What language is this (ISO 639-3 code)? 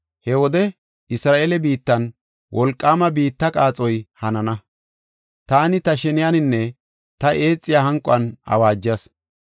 gof